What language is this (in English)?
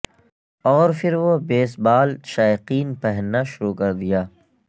Urdu